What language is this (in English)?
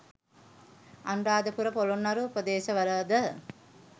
Sinhala